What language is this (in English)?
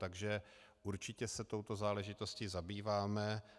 Czech